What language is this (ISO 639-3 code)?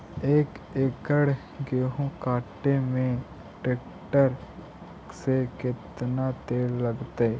mag